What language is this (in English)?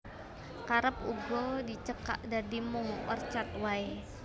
Javanese